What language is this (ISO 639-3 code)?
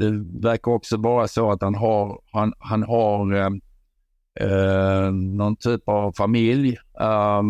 swe